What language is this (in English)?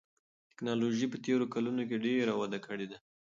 Pashto